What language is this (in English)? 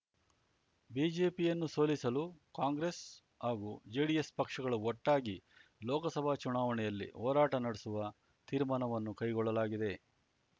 Kannada